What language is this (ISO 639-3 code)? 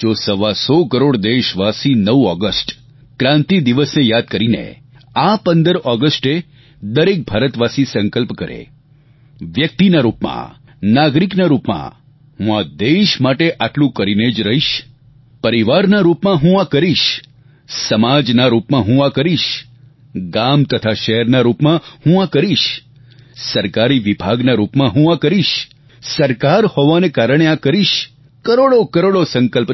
guj